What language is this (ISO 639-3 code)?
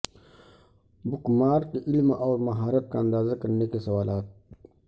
urd